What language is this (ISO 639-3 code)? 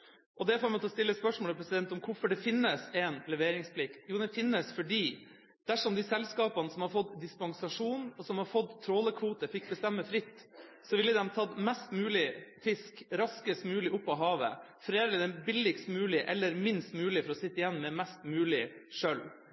nob